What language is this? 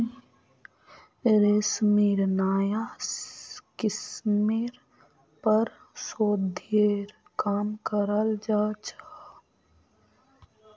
Magahi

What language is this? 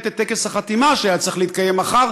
Hebrew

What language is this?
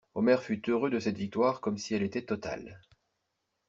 French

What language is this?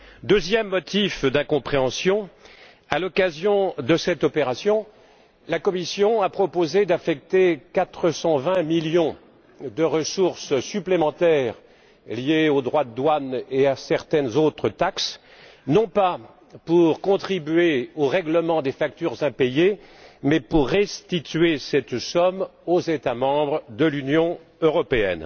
French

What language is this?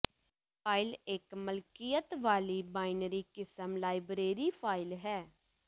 Punjabi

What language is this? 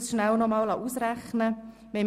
Swiss German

